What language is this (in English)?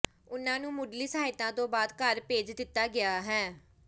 Punjabi